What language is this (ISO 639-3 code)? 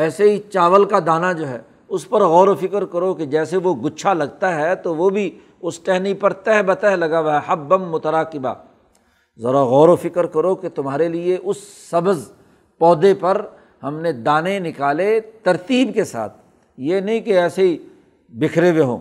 urd